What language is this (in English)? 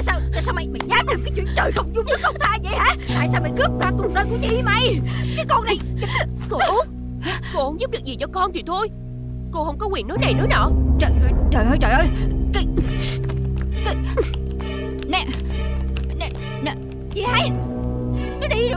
Vietnamese